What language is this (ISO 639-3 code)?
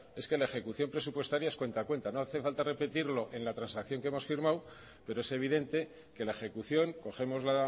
spa